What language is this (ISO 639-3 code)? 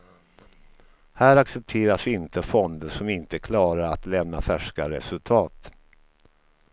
swe